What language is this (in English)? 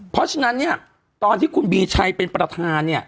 Thai